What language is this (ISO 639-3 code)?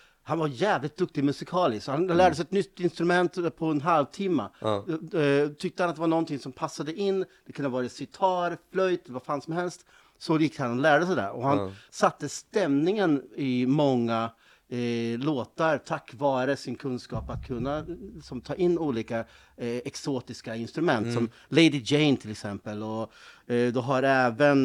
swe